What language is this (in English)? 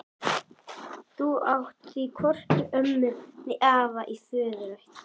Icelandic